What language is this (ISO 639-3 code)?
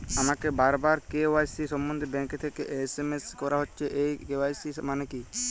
ben